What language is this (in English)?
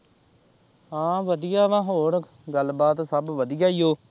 Punjabi